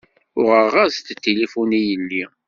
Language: Kabyle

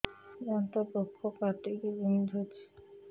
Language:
Odia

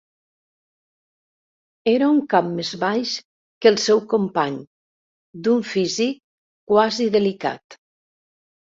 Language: Catalan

